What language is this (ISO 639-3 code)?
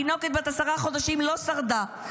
heb